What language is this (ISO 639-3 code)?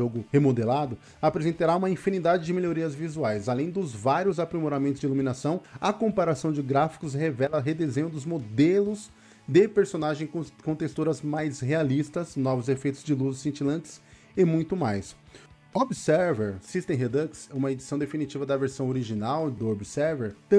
por